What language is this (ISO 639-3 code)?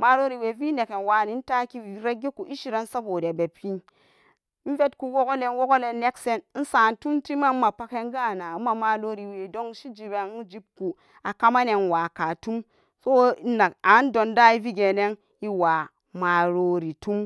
ccg